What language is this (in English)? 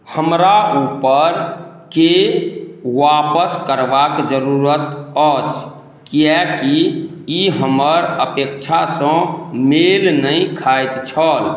Maithili